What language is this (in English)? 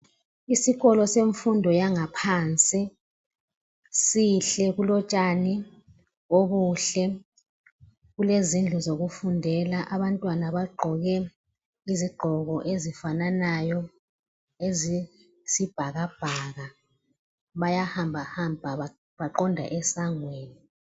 North Ndebele